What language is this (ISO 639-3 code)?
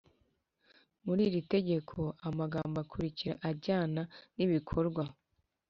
kin